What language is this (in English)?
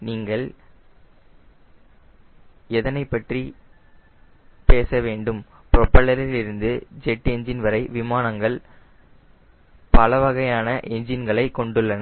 Tamil